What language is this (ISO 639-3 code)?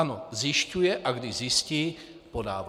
ces